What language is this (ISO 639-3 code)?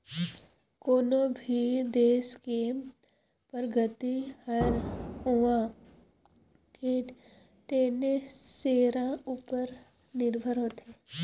hne